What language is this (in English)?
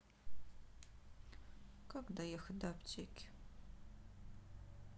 Russian